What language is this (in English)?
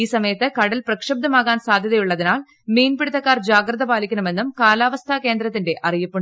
Malayalam